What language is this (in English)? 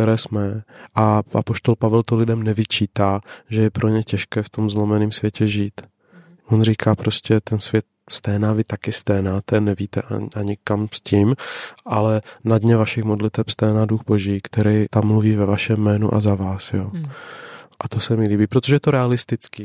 Czech